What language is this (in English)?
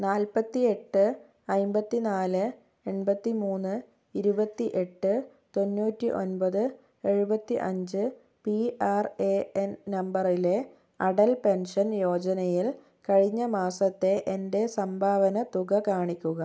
Malayalam